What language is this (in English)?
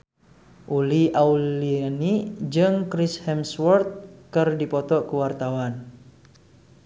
Sundanese